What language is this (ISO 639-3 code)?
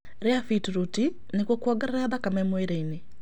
kik